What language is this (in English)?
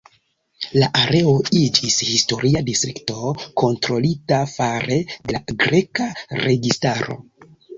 Esperanto